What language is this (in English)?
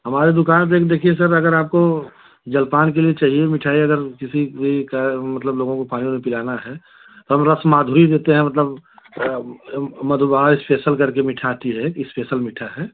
Hindi